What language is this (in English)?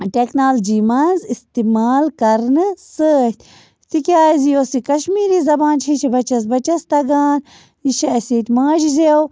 Kashmiri